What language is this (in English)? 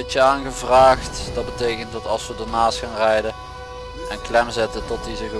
Dutch